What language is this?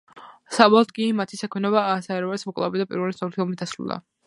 Georgian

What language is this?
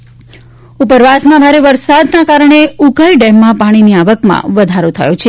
Gujarati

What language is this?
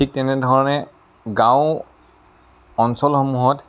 Assamese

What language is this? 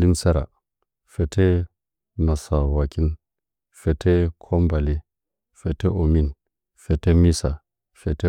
Nzanyi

